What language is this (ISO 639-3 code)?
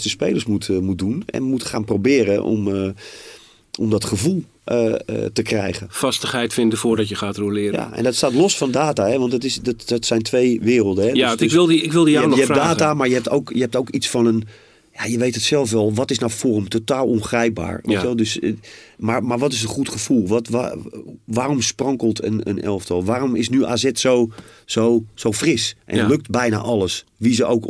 nld